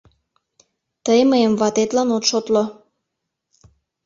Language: Mari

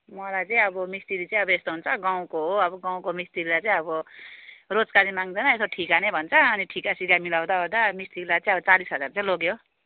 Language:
Nepali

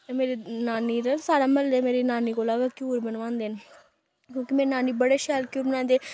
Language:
Dogri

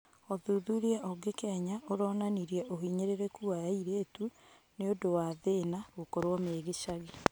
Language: Kikuyu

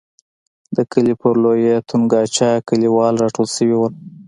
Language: Pashto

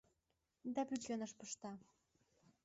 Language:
Mari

